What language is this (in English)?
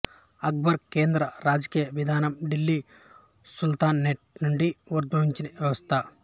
Telugu